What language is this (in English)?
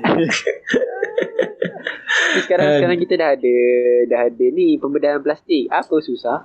Malay